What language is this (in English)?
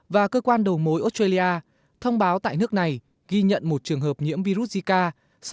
Vietnamese